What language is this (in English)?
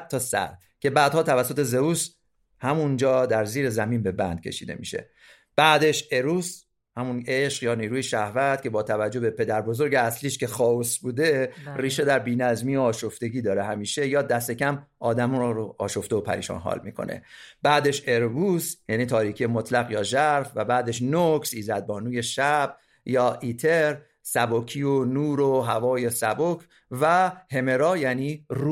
Persian